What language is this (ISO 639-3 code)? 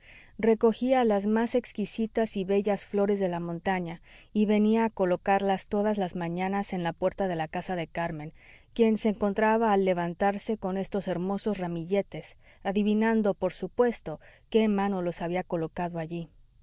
spa